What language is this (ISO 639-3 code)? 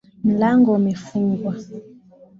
swa